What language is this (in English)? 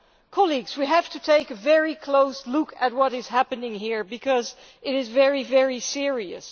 English